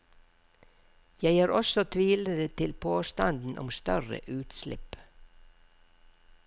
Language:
Norwegian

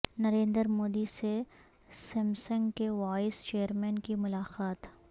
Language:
Urdu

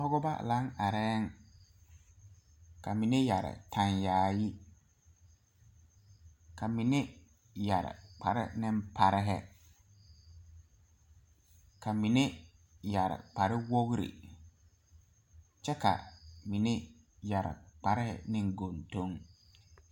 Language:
Southern Dagaare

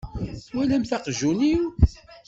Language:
Kabyle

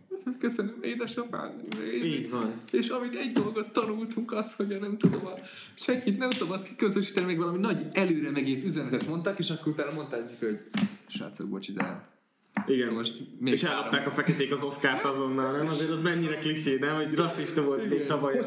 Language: Hungarian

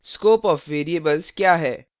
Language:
Hindi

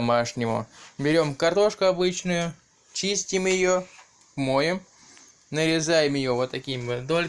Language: Russian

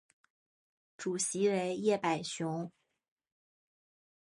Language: Chinese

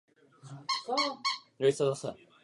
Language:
Czech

